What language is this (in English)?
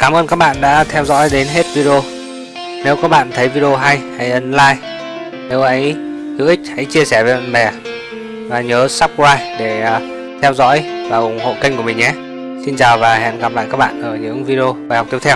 Vietnamese